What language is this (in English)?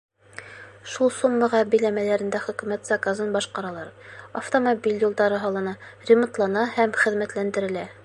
Bashkir